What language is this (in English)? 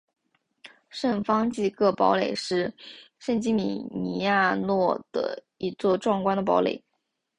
Chinese